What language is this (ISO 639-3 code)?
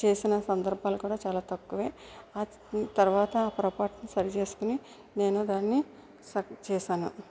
tel